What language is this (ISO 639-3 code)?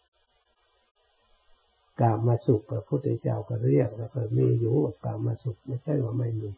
tha